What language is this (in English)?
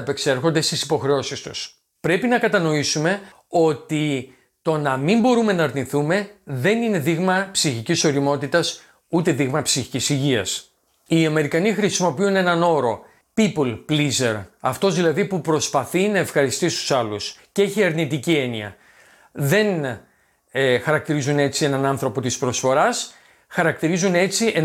Greek